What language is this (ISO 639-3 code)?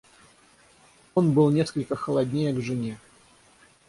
rus